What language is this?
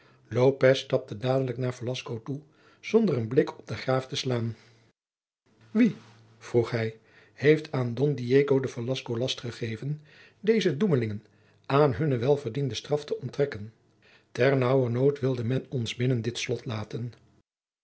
Dutch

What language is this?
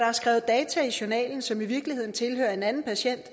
Danish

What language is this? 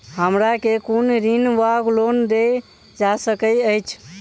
Maithili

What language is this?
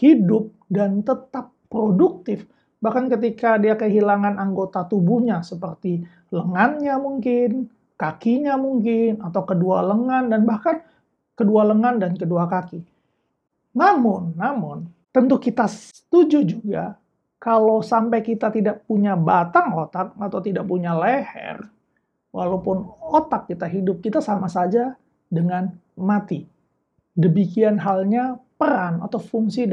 Indonesian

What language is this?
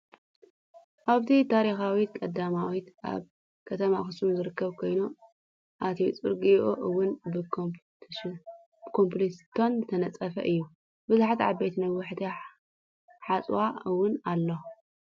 Tigrinya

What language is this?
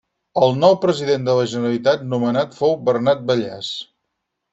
Catalan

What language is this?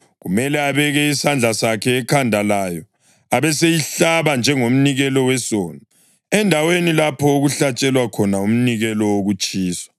North Ndebele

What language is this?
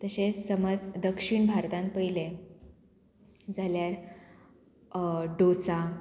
Konkani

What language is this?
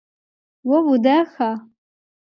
Adyghe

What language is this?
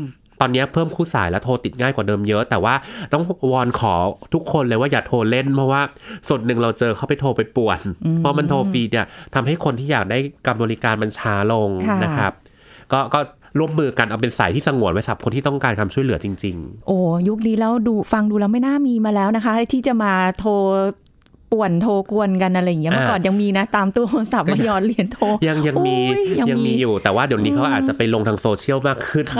Thai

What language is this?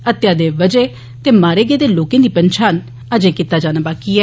Dogri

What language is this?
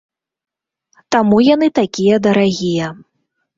Belarusian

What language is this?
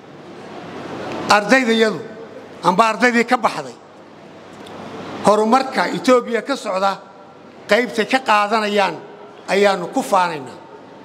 Arabic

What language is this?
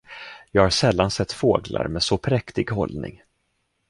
Swedish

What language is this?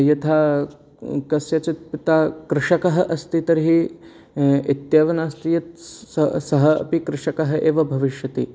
Sanskrit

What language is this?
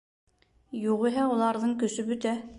Bashkir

